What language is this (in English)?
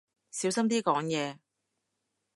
Cantonese